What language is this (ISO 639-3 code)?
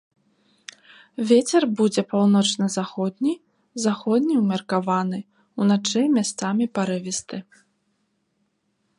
bel